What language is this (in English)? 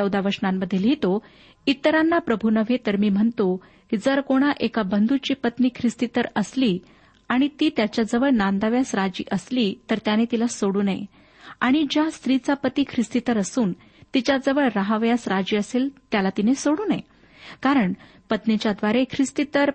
Marathi